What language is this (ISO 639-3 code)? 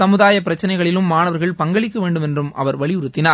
tam